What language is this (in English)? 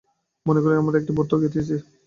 Bangla